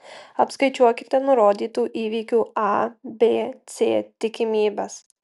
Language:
Lithuanian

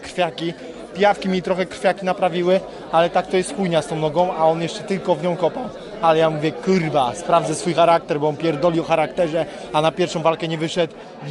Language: Polish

